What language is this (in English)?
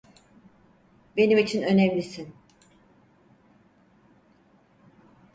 Turkish